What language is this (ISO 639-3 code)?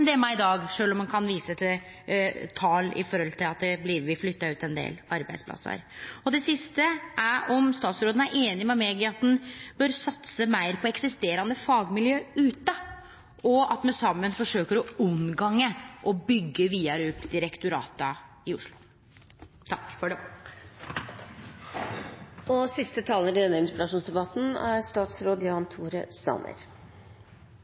nor